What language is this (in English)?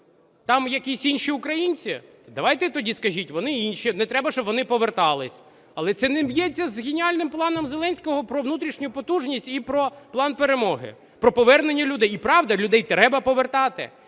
Ukrainian